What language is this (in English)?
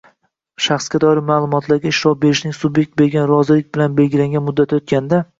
Uzbek